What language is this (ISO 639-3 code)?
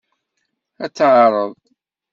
kab